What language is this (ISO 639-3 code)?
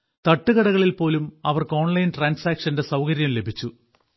mal